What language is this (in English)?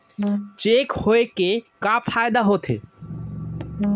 Chhattisgarhi